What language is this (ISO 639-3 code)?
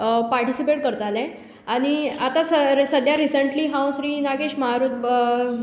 kok